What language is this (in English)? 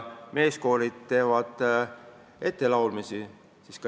Estonian